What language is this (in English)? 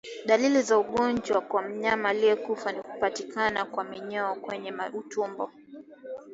Swahili